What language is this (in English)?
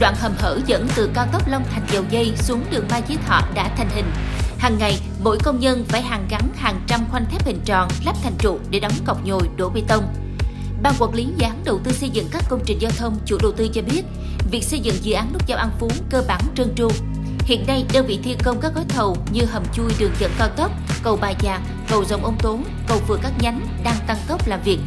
Vietnamese